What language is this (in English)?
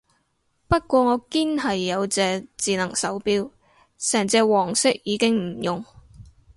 Cantonese